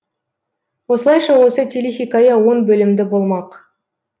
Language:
Kazakh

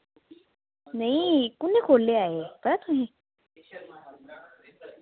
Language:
Dogri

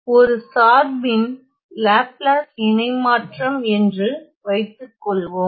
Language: Tamil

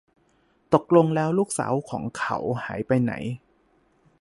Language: Thai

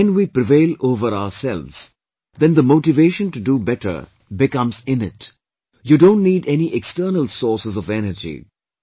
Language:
English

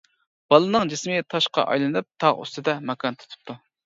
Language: Uyghur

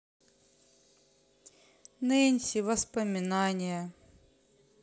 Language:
Russian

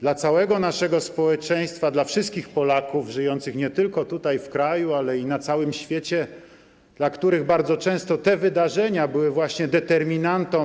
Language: Polish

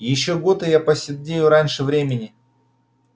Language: Russian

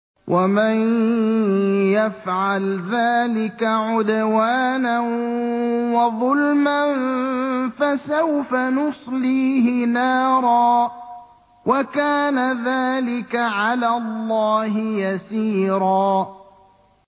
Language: Arabic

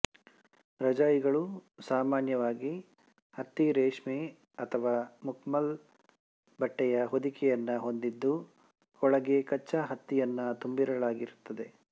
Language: Kannada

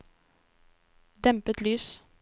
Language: Norwegian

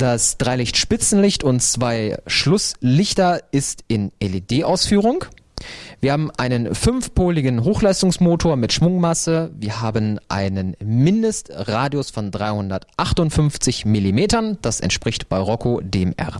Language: German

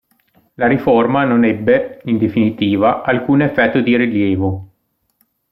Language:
Italian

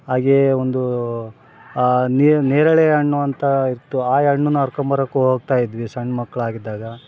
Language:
Kannada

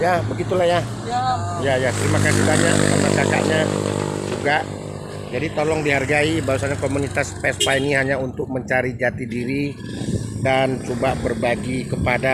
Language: Indonesian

